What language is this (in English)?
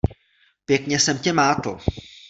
Czech